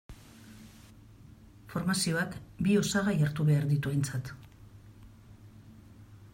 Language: Basque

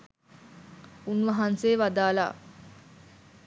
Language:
Sinhala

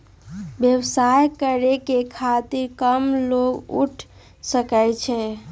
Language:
Magahi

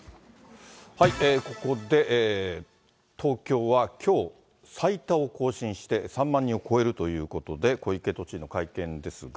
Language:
Japanese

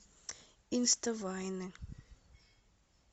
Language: Russian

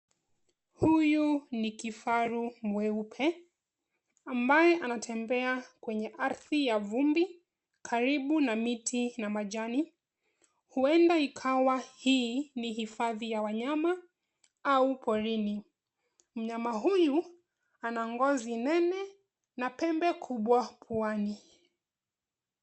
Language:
Swahili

